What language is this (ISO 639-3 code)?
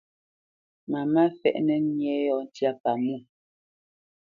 bce